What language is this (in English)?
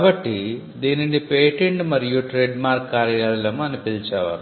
Telugu